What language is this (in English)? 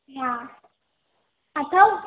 Sindhi